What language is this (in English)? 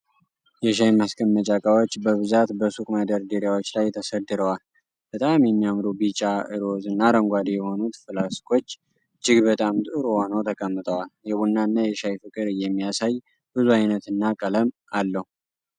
Amharic